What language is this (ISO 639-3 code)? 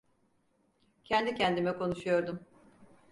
tur